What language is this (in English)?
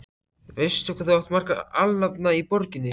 Icelandic